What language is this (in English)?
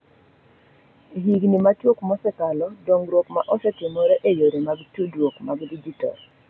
Luo (Kenya and Tanzania)